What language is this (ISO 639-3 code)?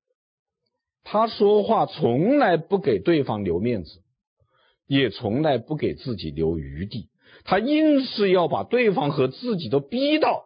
zho